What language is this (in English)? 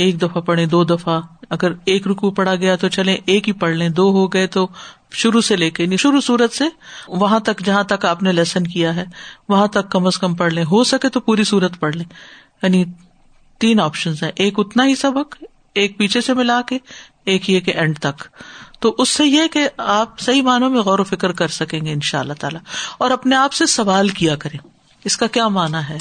Urdu